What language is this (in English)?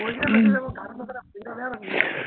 Assamese